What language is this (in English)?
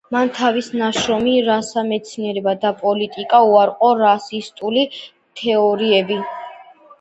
Georgian